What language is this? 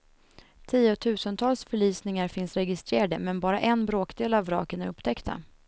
Swedish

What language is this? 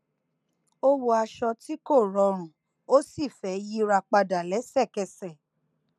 Yoruba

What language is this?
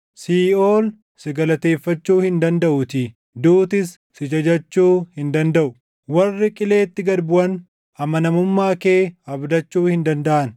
Oromo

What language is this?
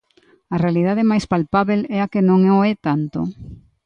Galician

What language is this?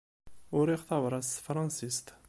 Kabyle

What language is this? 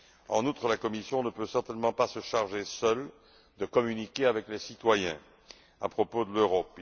French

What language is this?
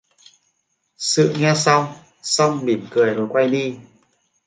Vietnamese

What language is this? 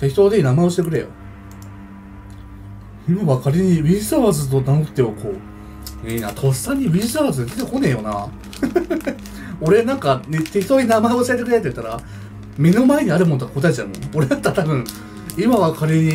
Japanese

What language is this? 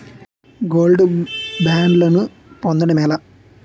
Telugu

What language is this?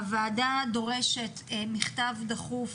Hebrew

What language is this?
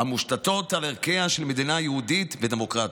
Hebrew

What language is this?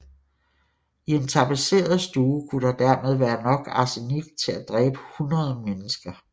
Danish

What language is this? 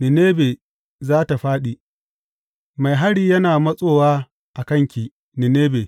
Hausa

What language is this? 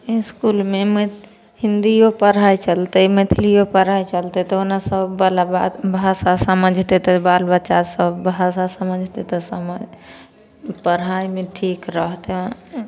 Maithili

